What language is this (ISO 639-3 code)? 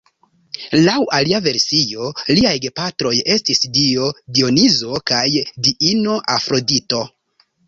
epo